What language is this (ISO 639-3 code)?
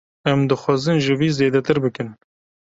kur